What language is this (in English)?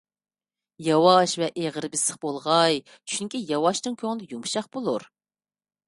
Uyghur